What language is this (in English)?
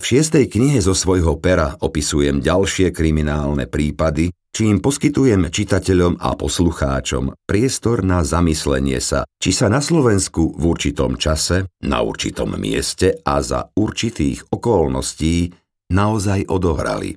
Slovak